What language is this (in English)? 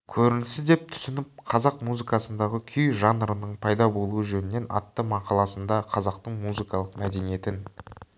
Kazakh